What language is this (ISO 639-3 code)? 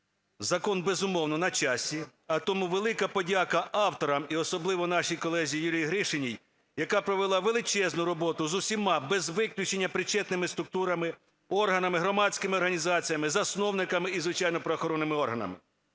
ukr